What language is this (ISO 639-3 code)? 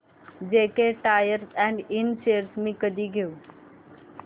mar